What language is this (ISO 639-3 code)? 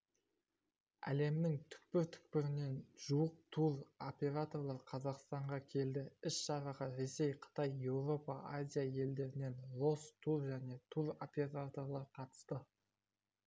kaz